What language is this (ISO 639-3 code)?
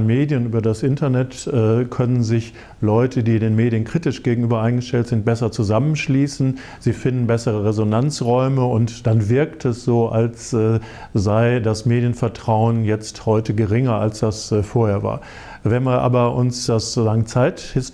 deu